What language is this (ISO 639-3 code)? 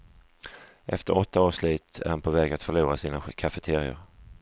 swe